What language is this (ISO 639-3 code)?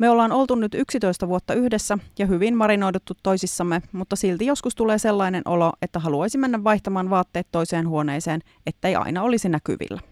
fin